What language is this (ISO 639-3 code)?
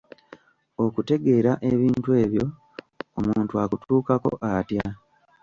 lug